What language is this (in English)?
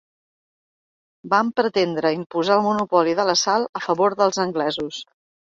Catalan